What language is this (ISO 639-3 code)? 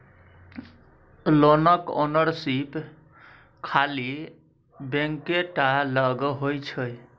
mai